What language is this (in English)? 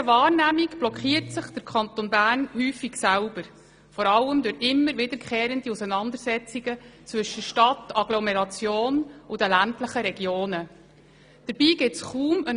Swiss German